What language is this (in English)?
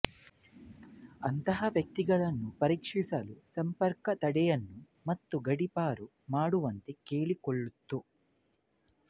Kannada